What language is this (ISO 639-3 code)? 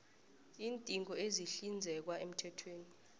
nbl